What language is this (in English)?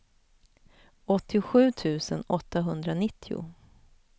Swedish